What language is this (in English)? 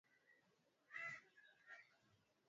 Swahili